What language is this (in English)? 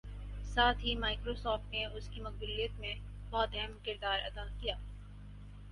Urdu